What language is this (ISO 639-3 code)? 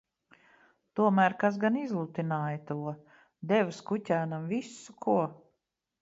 lav